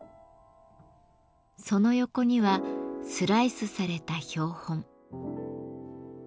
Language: Japanese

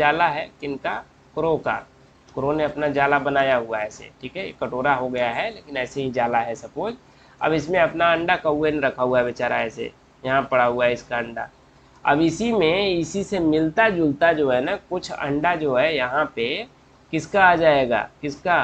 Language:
Hindi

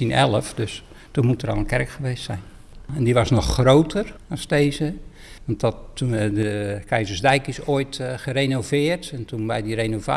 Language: Dutch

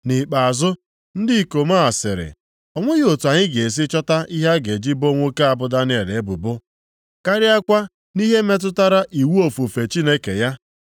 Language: Igbo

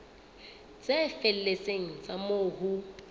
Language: Southern Sotho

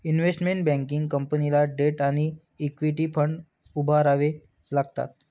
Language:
Marathi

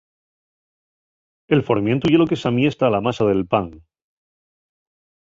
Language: Asturian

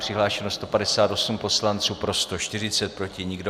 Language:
Czech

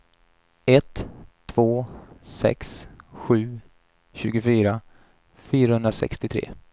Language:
Swedish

